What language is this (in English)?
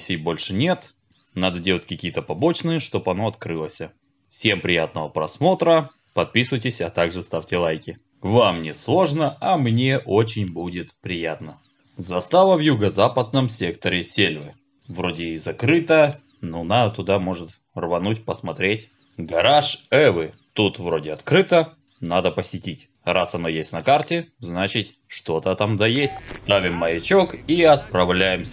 Russian